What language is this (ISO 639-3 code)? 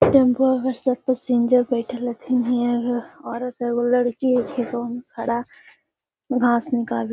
mag